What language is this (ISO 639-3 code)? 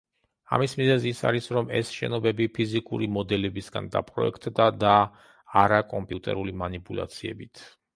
kat